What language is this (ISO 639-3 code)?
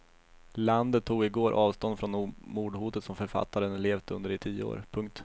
swe